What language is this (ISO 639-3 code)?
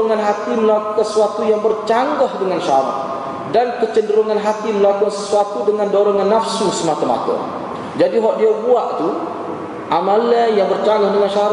msa